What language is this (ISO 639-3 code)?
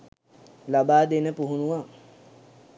sin